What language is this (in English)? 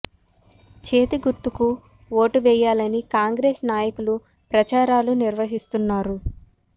Telugu